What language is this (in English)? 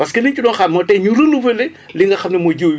Wolof